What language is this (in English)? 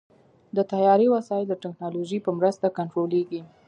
Pashto